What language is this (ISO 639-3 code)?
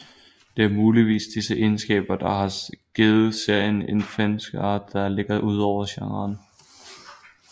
dan